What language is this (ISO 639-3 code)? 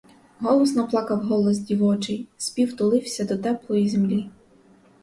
ukr